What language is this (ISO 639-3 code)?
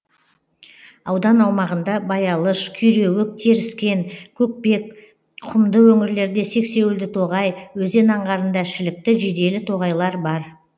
kaz